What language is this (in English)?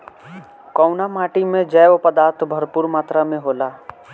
Bhojpuri